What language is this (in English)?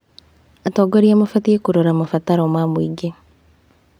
Kikuyu